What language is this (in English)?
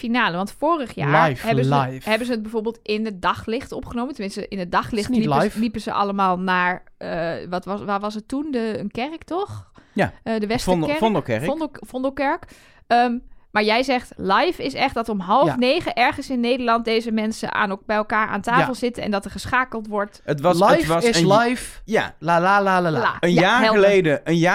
Dutch